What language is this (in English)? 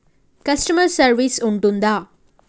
Telugu